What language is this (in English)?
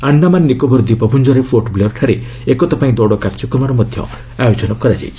Odia